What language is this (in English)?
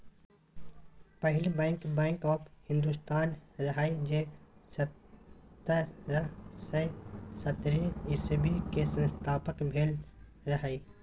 Maithili